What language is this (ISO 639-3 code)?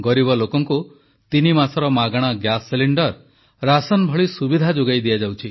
ori